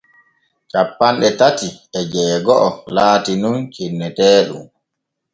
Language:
Borgu Fulfulde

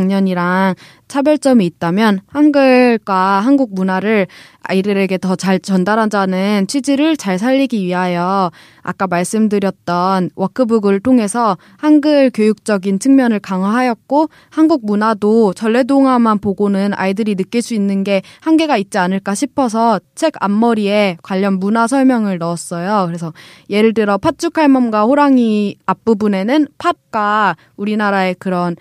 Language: Korean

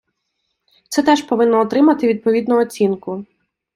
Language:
Ukrainian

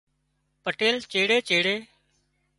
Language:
Wadiyara Koli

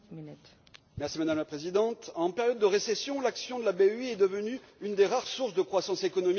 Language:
French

